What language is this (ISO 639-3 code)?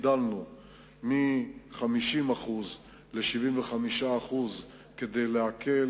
heb